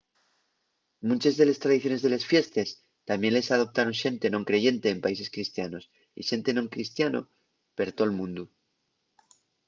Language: Asturian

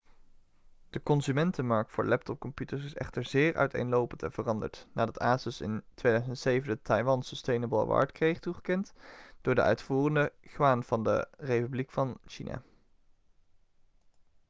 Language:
Dutch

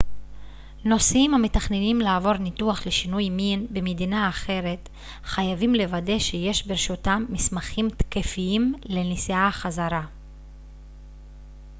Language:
Hebrew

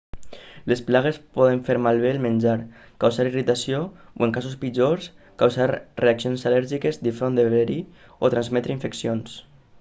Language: Catalan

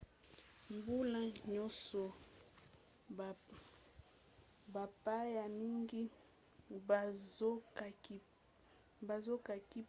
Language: Lingala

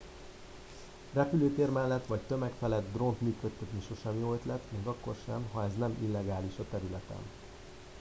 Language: Hungarian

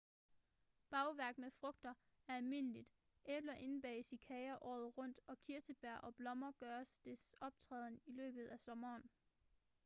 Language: Danish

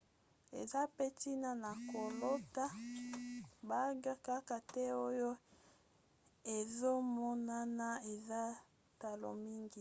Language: Lingala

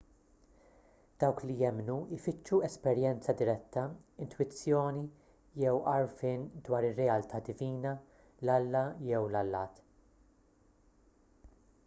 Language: Maltese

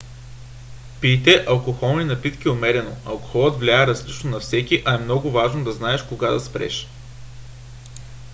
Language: Bulgarian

